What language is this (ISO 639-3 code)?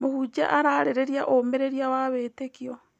kik